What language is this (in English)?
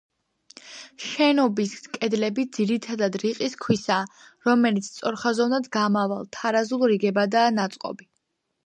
Georgian